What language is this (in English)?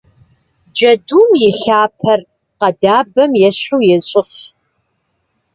Kabardian